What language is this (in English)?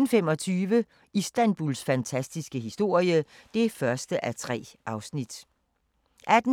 Danish